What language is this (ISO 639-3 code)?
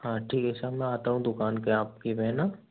hin